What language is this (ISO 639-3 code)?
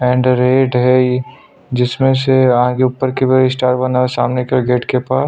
hin